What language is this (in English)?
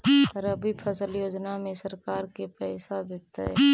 Magahi